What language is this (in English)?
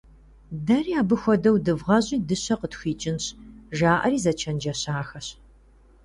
Kabardian